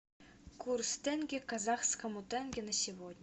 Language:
Russian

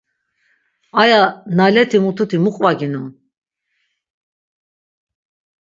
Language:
Laz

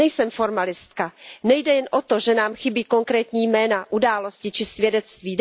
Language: Czech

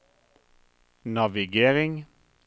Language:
Norwegian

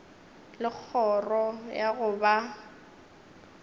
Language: Northern Sotho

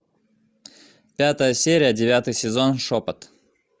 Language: Russian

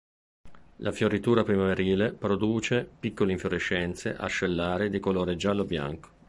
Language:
Italian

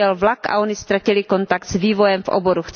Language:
Czech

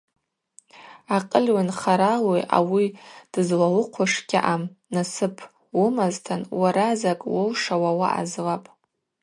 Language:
Abaza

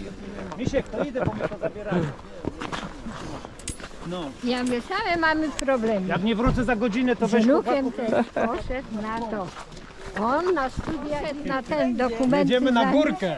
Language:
Polish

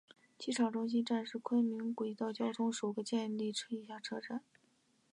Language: Chinese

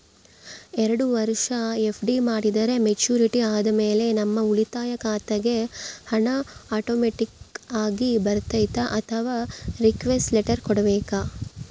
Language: Kannada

